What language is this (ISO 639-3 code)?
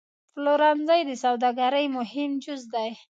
pus